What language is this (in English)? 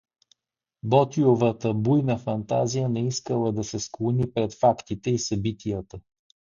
Bulgarian